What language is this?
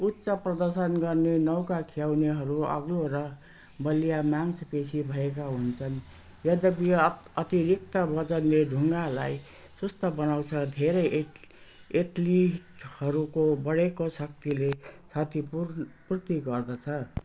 Nepali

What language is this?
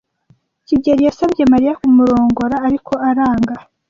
Kinyarwanda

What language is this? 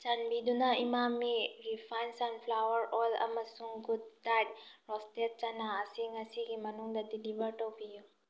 Manipuri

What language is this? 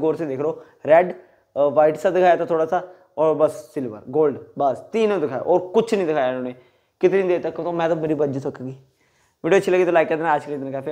Hindi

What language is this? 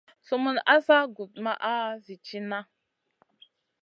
Masana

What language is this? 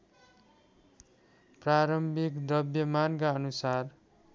Nepali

